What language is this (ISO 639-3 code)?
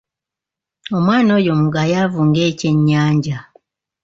lug